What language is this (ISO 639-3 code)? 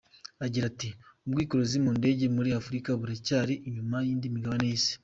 kin